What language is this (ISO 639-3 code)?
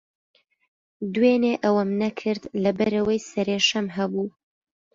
ckb